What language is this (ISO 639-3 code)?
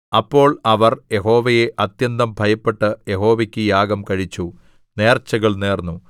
mal